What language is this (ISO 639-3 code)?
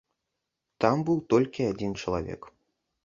bel